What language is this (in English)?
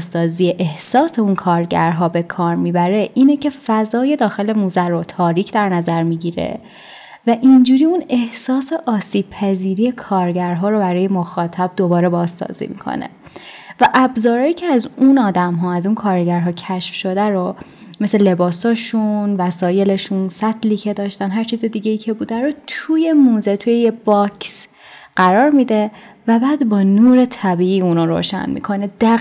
Persian